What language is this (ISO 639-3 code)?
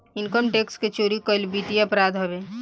bho